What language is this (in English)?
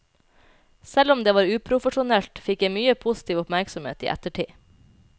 Norwegian